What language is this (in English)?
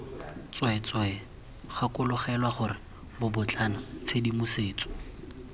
Tswana